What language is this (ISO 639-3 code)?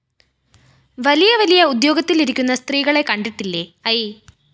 mal